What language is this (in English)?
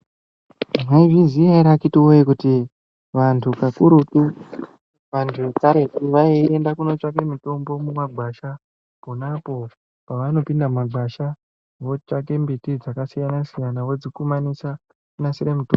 Ndau